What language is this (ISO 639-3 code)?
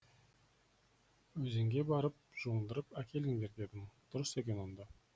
kaz